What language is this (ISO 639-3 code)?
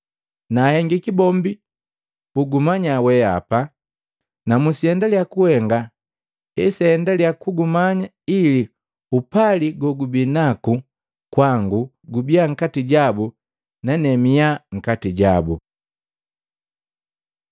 mgv